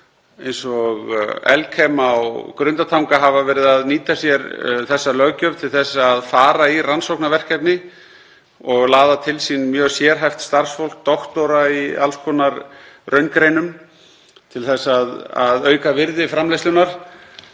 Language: Icelandic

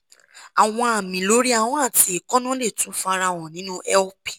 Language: Yoruba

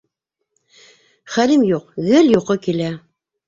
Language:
Bashkir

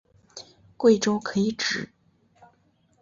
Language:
Chinese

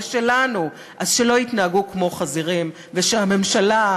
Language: Hebrew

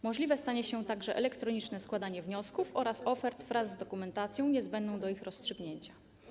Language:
Polish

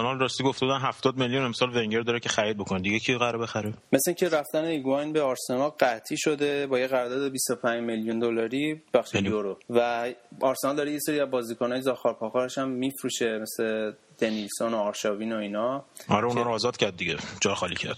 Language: Persian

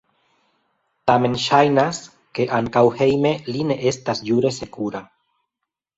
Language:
Esperanto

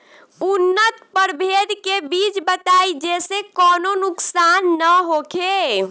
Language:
Bhojpuri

